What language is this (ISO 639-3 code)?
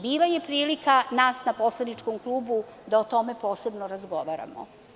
srp